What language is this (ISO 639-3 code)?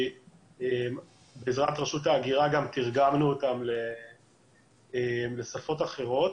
heb